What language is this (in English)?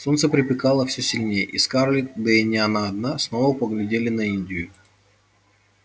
Russian